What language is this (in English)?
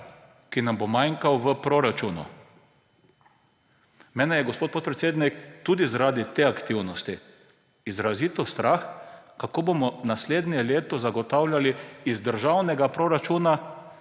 Slovenian